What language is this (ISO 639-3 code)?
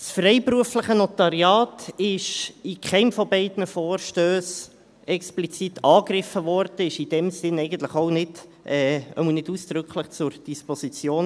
gsw